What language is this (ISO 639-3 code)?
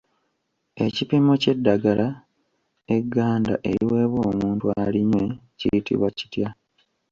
lug